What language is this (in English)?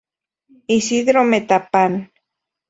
Spanish